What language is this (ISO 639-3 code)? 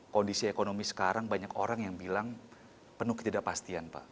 ind